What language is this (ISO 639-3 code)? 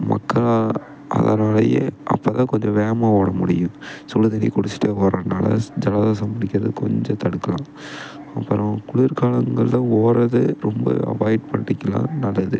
tam